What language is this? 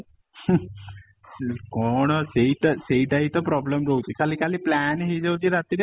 Odia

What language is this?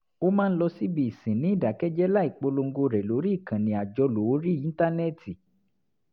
Yoruba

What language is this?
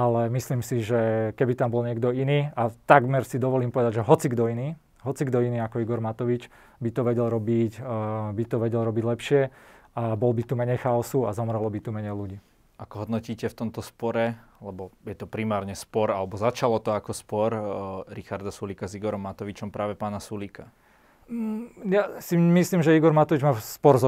Slovak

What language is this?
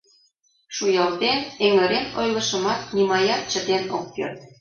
Mari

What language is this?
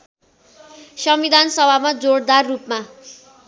Nepali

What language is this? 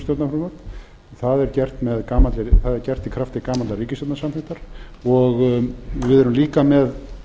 Icelandic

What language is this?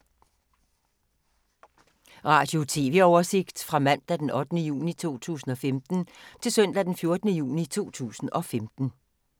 Danish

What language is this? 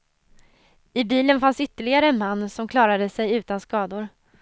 Swedish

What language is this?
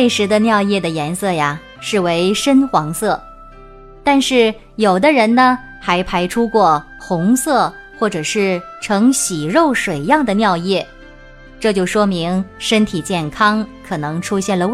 Chinese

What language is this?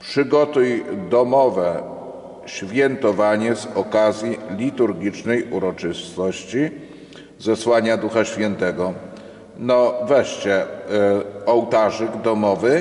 Polish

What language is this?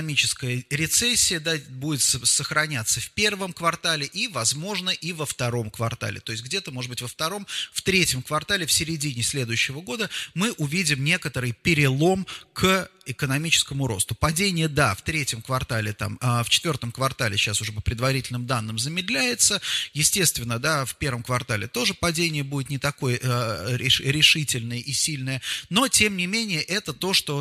Russian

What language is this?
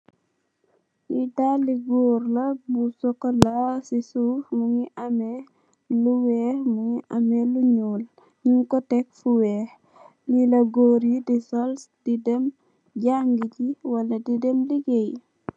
Wolof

